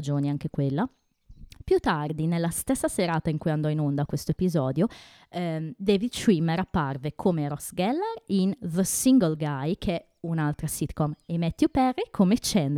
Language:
Italian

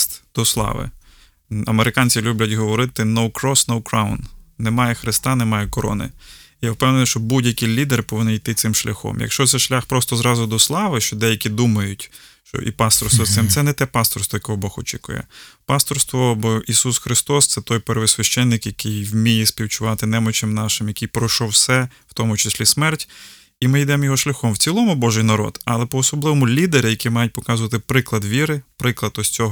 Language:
Ukrainian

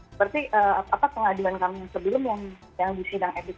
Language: Indonesian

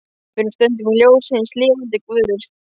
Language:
Icelandic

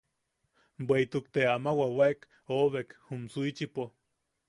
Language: Yaqui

